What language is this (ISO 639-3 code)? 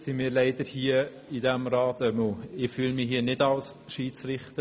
gsw